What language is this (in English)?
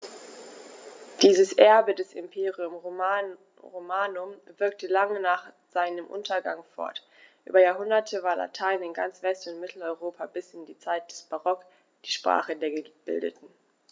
German